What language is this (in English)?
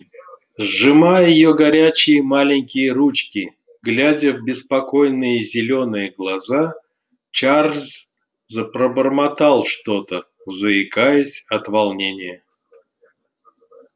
Russian